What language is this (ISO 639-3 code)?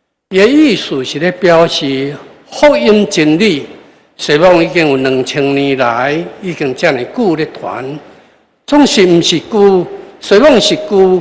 zho